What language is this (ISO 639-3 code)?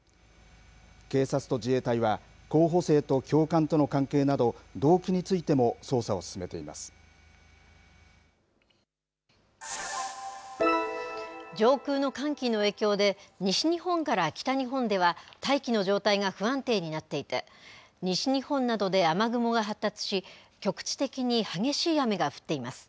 jpn